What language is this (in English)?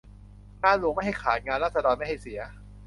Thai